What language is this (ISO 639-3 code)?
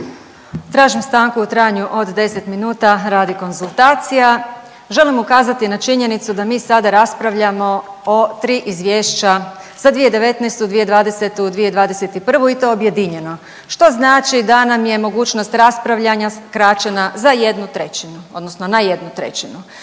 hrv